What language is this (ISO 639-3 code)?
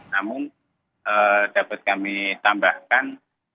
ind